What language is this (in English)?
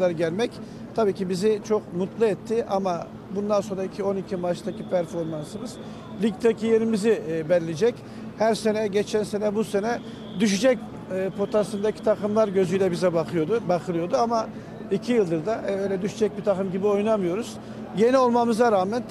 Turkish